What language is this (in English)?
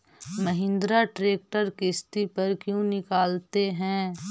Magahi